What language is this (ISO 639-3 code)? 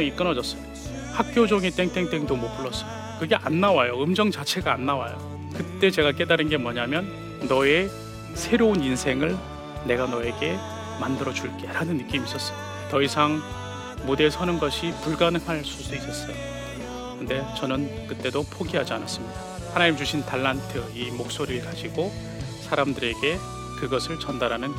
kor